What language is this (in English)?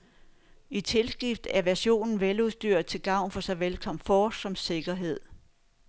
Danish